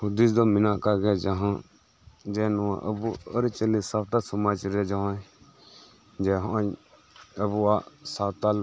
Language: Santali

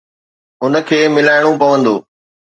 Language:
Sindhi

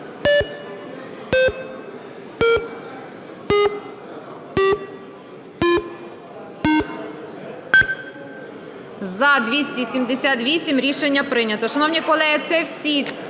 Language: Ukrainian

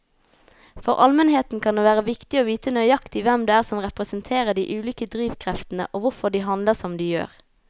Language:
Norwegian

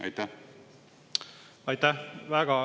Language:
Estonian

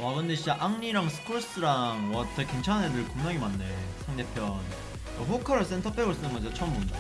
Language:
Korean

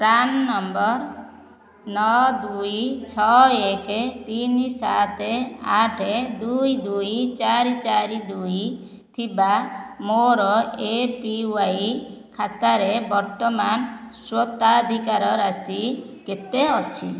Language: Odia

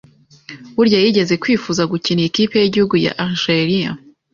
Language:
Kinyarwanda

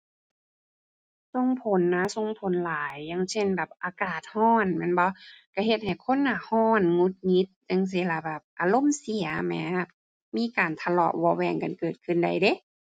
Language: Thai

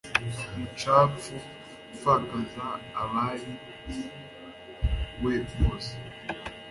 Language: Kinyarwanda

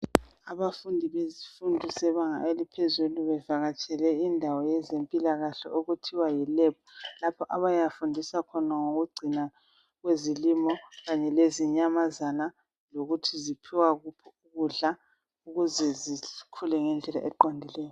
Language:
North Ndebele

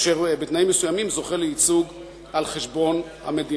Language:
Hebrew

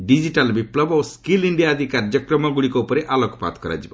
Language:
Odia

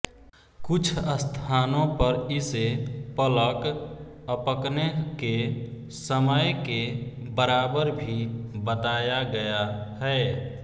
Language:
Hindi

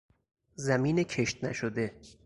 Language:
Persian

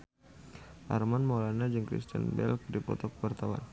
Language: Sundanese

